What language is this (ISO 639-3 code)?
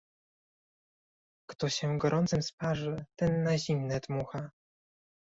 pol